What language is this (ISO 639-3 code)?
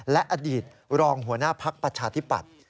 tha